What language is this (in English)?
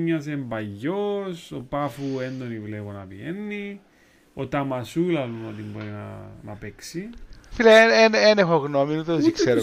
Greek